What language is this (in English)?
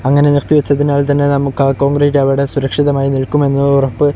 Malayalam